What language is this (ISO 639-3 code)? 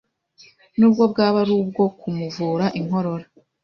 kin